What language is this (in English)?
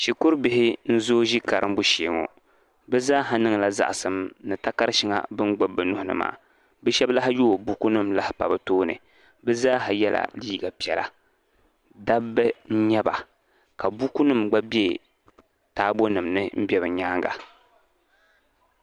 Dagbani